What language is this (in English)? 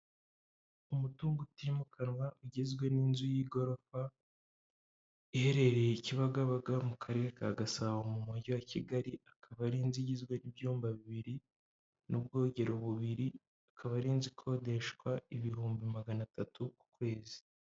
Kinyarwanda